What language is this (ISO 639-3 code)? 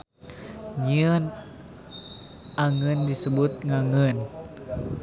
sun